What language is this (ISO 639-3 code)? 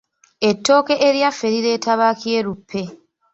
lug